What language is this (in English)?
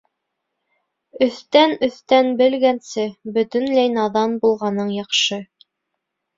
Bashkir